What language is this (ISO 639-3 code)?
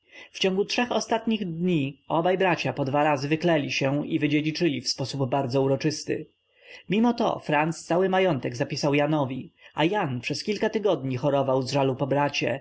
pol